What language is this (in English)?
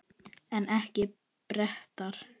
Icelandic